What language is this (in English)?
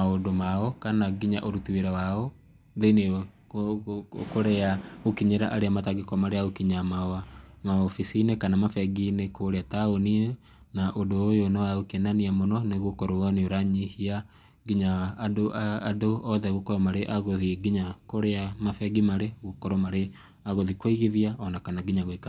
Kikuyu